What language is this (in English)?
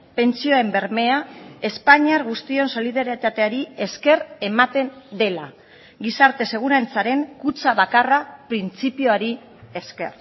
Basque